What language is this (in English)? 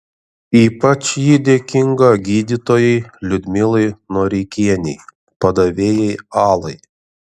Lithuanian